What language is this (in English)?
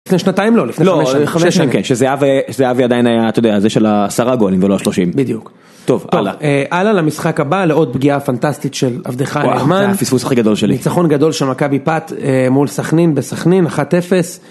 Hebrew